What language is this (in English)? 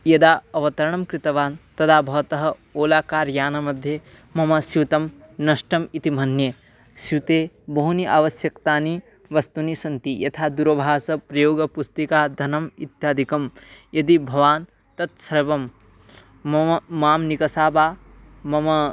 Sanskrit